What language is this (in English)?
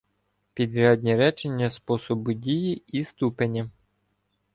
Ukrainian